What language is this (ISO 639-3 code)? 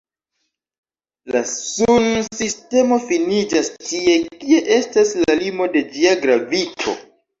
epo